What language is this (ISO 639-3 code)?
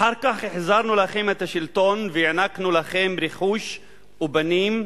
heb